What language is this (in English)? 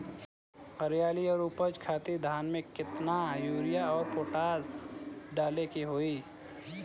Bhojpuri